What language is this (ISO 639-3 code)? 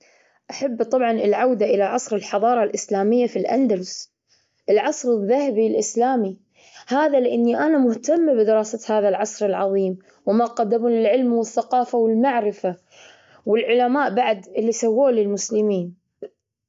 afb